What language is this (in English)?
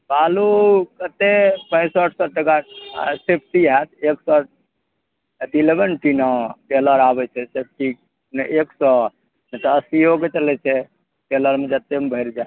Maithili